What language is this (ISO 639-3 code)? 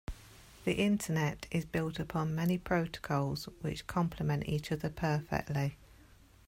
eng